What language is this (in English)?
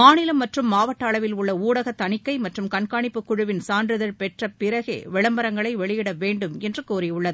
Tamil